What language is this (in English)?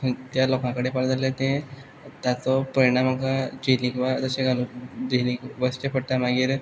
Konkani